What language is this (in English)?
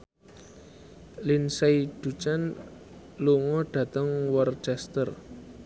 Javanese